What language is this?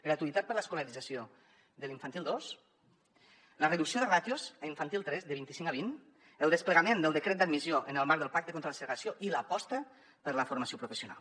Catalan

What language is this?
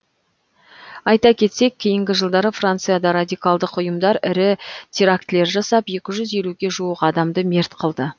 Kazakh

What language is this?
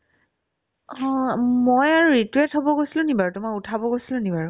Assamese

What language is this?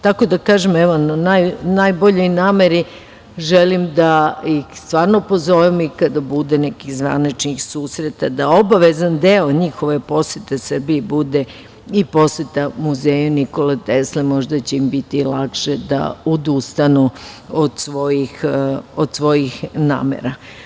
Serbian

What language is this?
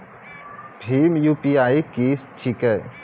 Maithili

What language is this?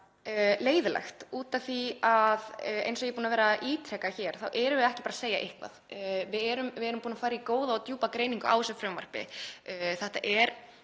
Icelandic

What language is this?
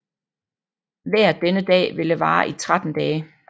Danish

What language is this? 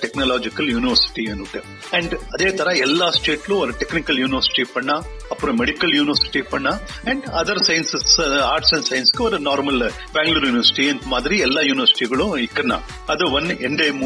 Kannada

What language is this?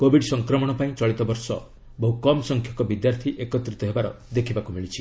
Odia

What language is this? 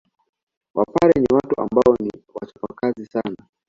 Swahili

